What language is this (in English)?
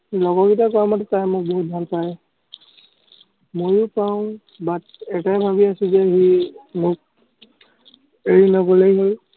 Assamese